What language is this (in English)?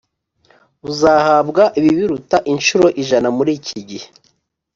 Kinyarwanda